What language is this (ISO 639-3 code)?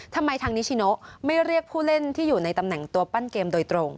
tha